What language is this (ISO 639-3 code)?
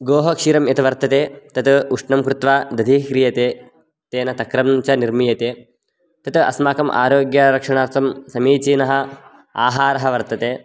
san